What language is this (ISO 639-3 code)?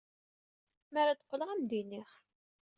kab